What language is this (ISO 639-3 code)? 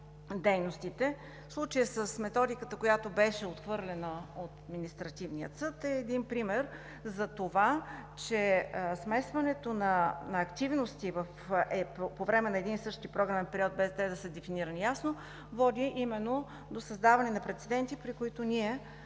bul